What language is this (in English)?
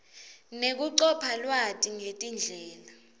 Swati